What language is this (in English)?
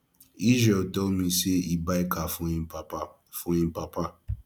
Nigerian Pidgin